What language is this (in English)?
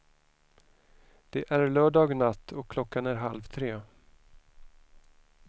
Swedish